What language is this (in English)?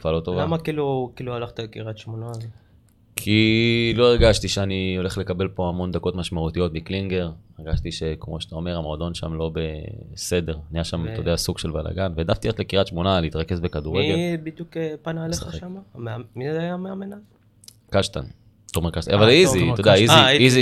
Hebrew